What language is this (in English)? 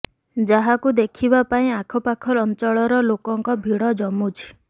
Odia